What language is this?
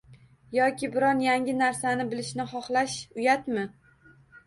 Uzbek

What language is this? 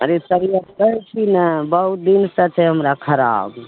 Maithili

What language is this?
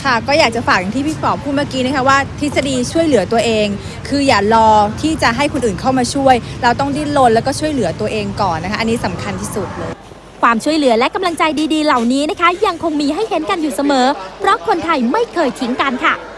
Thai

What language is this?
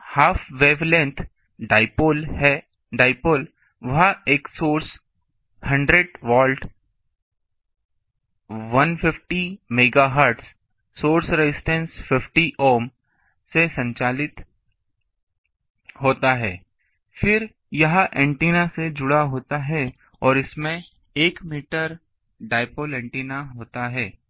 Hindi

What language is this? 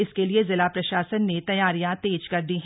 Hindi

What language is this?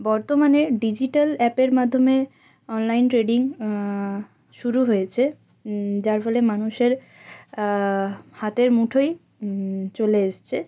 Bangla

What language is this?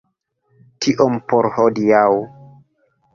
Esperanto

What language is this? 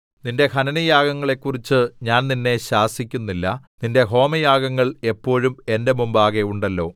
Malayalam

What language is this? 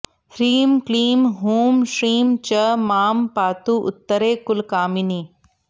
Sanskrit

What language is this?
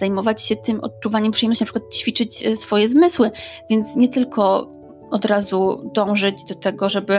Polish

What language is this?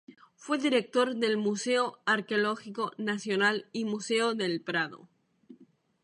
Spanish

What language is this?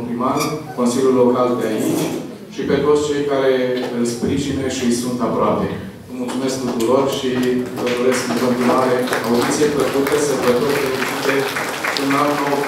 Romanian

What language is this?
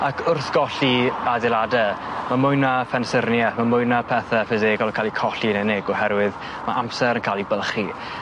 Welsh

